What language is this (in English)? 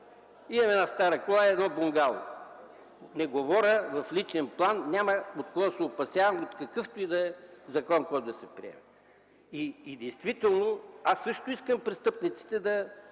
Bulgarian